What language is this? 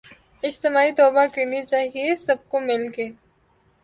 Urdu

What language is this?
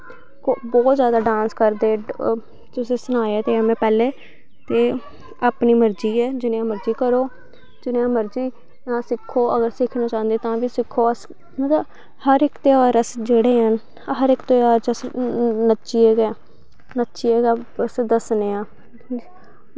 Dogri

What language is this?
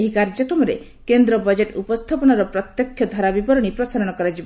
Odia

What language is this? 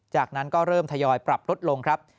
Thai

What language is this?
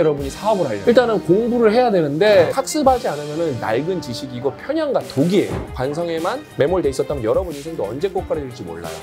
Korean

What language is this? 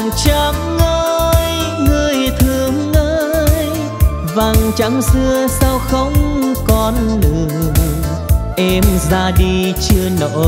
Vietnamese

